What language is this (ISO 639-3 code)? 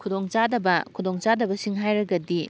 mni